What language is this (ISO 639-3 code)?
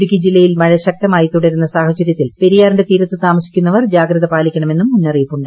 mal